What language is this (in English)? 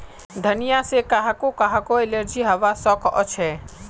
Magahi